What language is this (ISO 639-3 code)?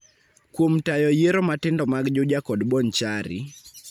luo